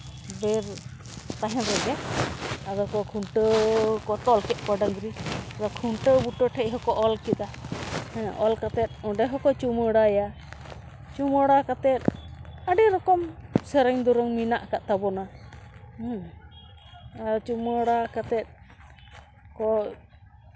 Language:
Santali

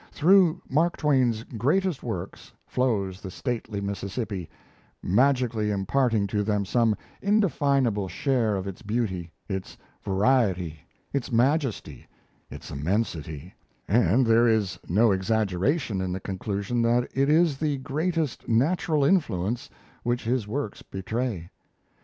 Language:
English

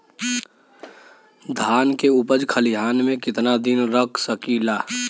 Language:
Bhojpuri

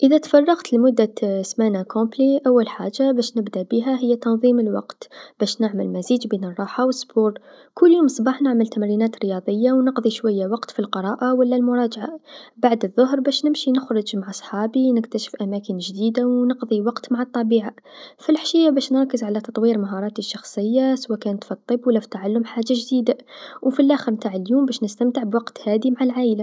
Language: Tunisian Arabic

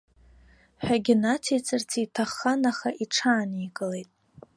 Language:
Abkhazian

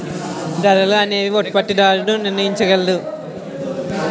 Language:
Telugu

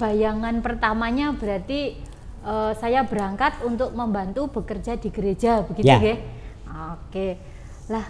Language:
Indonesian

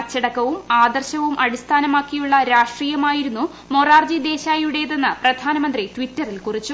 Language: Malayalam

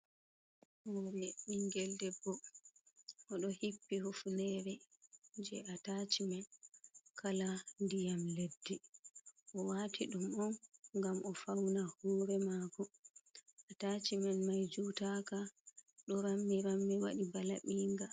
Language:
Fula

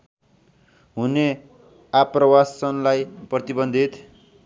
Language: Nepali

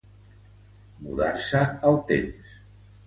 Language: Catalan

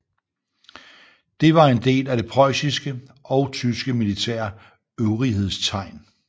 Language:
Danish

